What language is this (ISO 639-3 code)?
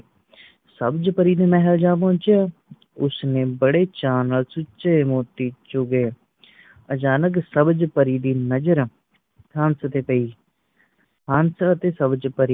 pan